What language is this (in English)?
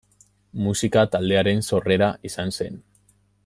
Basque